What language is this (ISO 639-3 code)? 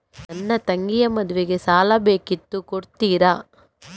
kan